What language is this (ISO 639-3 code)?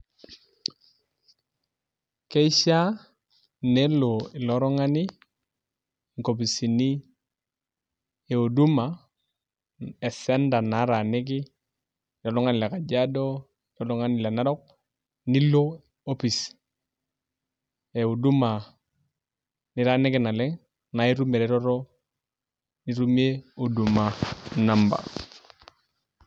mas